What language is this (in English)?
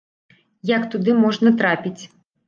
Belarusian